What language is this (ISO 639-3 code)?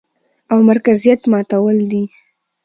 pus